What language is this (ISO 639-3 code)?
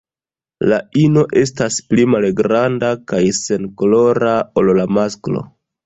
epo